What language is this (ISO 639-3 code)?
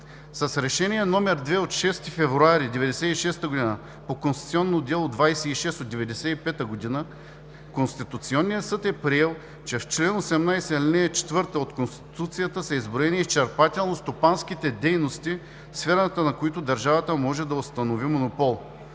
bul